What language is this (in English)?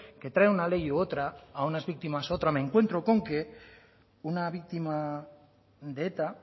Spanish